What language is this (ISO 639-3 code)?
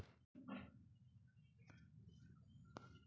mai